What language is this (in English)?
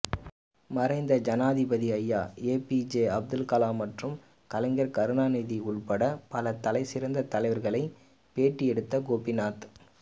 Tamil